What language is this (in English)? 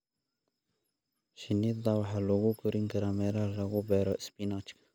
Somali